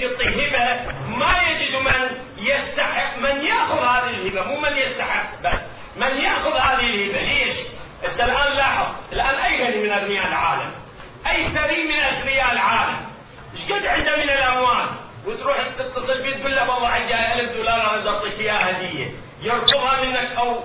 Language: Arabic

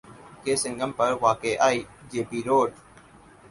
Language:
Urdu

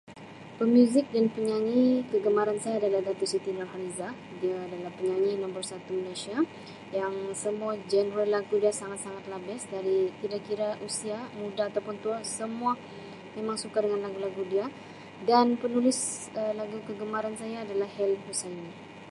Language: Sabah Malay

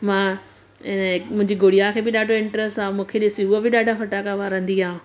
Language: Sindhi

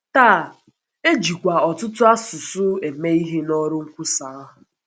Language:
Igbo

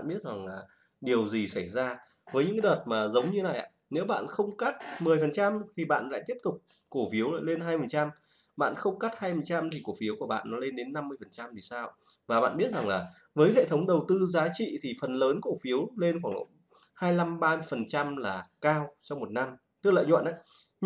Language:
Vietnamese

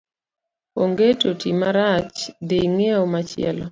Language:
Luo (Kenya and Tanzania)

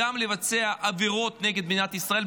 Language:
Hebrew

